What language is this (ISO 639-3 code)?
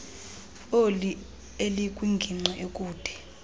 xho